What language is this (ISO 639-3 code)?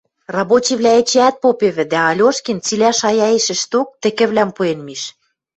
mrj